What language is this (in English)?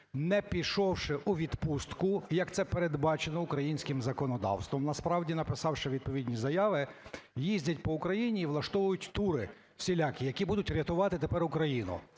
Ukrainian